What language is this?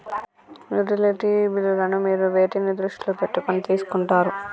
Telugu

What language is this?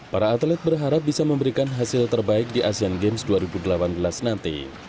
Indonesian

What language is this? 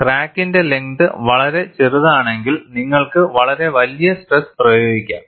Malayalam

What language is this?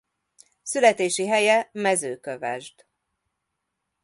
Hungarian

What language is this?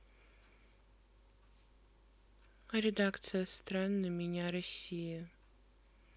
Russian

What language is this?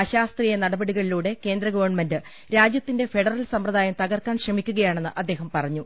Malayalam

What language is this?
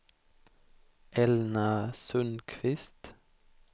Swedish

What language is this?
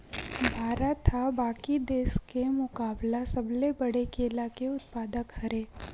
Chhattisgarhi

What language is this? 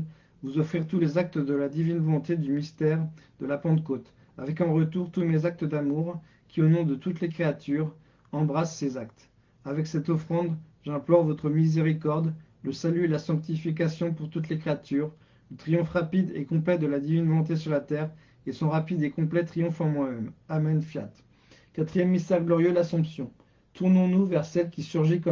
French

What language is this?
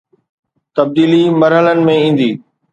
Sindhi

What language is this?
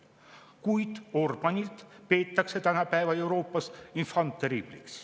Estonian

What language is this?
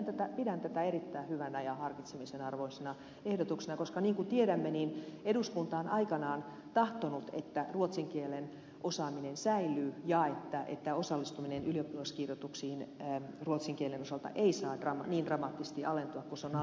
Finnish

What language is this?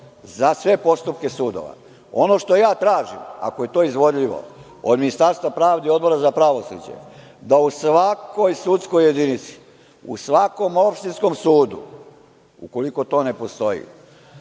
Serbian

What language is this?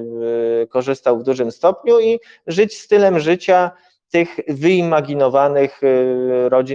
Polish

